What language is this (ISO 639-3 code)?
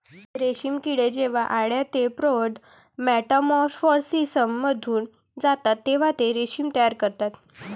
mar